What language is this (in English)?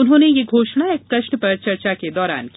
Hindi